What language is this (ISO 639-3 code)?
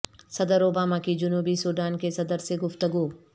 urd